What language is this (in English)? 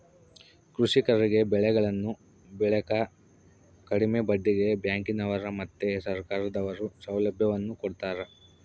Kannada